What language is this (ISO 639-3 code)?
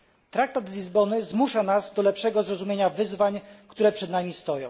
pol